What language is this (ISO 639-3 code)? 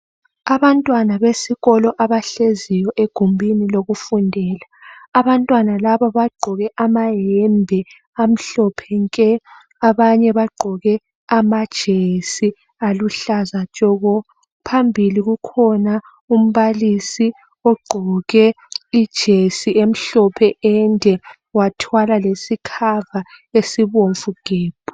nde